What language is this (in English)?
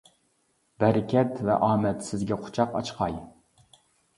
Uyghur